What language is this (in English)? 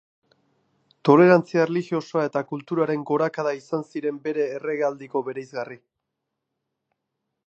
Basque